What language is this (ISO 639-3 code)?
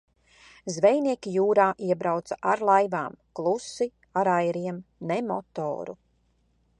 lav